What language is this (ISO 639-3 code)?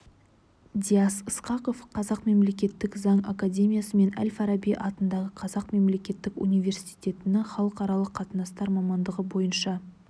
kaz